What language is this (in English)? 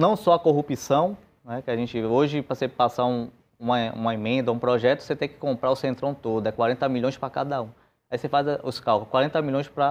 Portuguese